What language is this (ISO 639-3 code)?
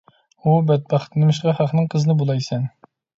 uig